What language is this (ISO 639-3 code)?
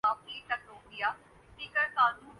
urd